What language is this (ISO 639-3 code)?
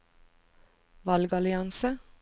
nor